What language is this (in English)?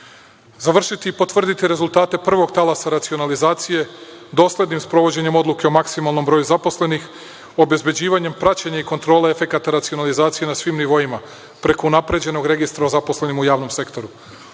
Serbian